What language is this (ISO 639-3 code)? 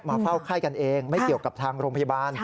tha